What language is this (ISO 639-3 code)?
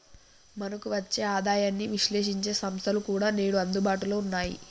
tel